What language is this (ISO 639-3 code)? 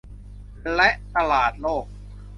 tha